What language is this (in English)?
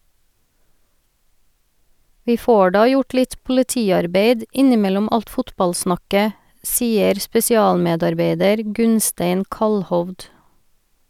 Norwegian